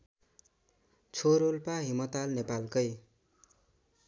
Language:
Nepali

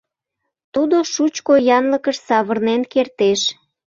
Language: Mari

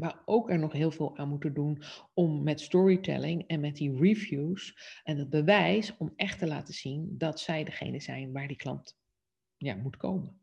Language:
Dutch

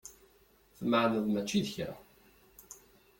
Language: Kabyle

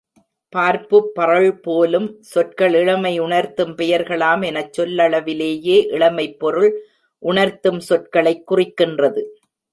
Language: Tamil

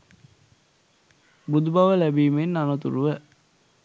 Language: Sinhala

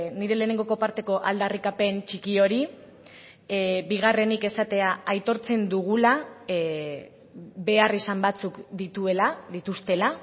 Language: Basque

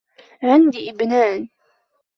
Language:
Arabic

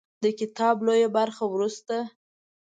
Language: Pashto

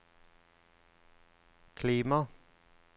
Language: Norwegian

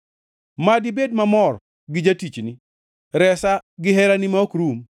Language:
Luo (Kenya and Tanzania)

